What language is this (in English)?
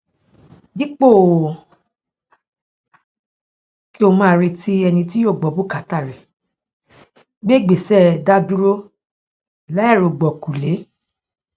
Yoruba